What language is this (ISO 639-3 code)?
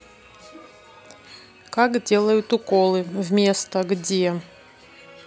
rus